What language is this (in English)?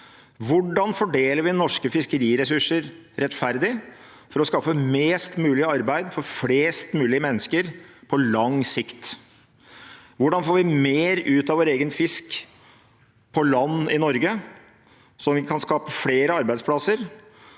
Norwegian